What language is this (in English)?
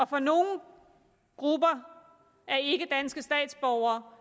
Danish